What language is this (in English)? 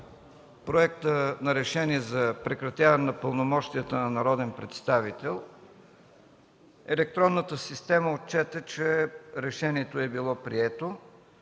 Bulgarian